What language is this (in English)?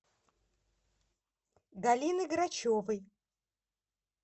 Russian